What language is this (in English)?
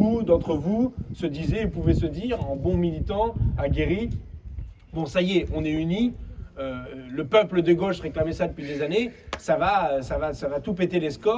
French